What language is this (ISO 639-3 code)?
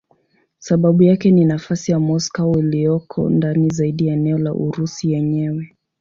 swa